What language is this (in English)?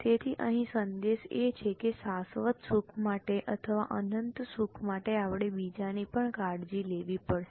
Gujarati